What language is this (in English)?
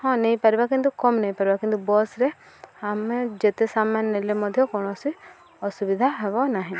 Odia